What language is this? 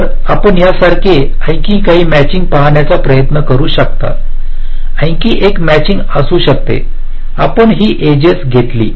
Marathi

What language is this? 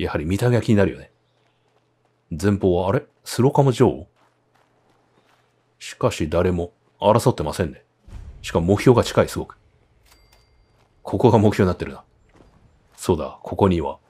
Japanese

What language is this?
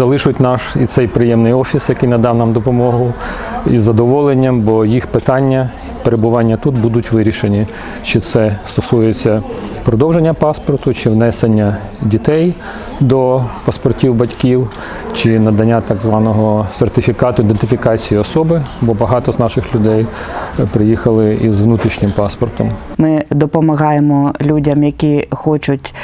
Ukrainian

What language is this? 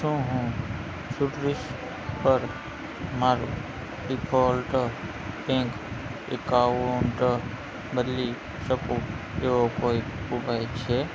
Gujarati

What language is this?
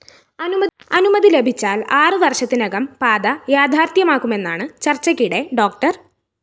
Malayalam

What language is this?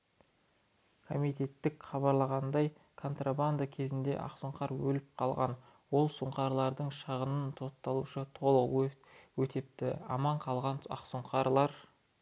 Kazakh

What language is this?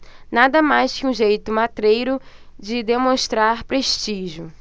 Portuguese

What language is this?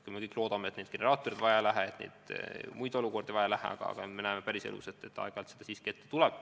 Estonian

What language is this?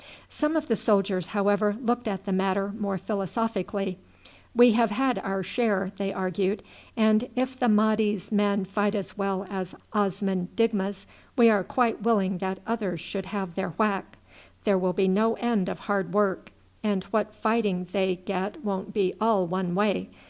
English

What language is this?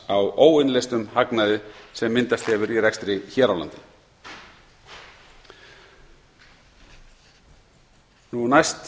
Icelandic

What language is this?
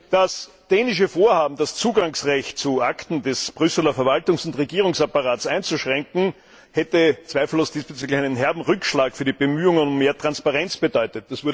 German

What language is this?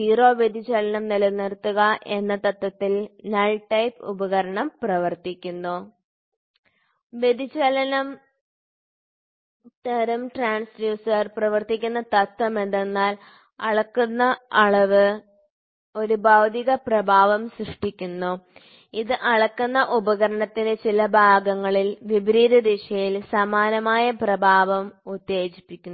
Malayalam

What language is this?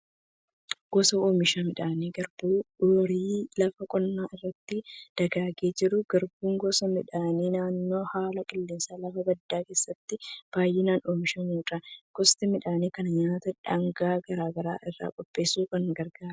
Oromo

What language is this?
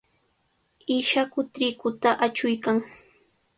Cajatambo North Lima Quechua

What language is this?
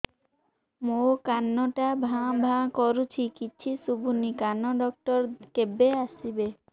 Odia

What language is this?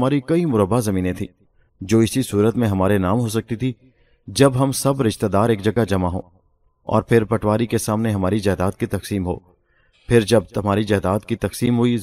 Urdu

